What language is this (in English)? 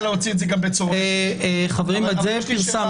Hebrew